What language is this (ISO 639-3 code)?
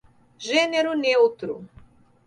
por